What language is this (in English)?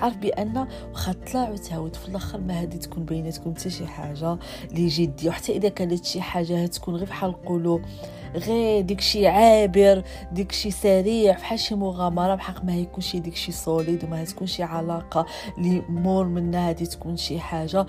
Arabic